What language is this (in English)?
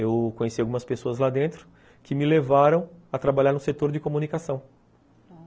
Portuguese